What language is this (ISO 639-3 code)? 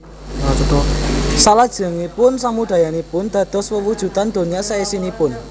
jav